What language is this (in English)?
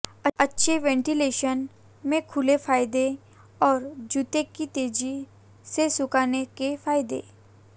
Hindi